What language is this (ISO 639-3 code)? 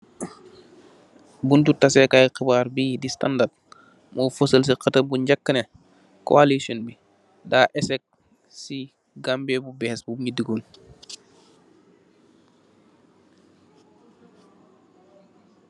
wol